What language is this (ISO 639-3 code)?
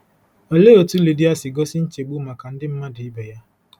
ibo